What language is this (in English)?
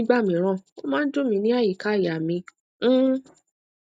Yoruba